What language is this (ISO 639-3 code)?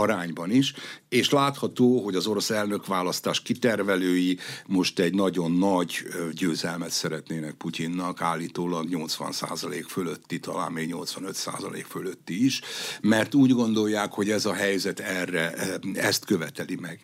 hun